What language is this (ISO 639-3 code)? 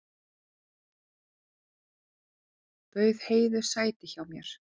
isl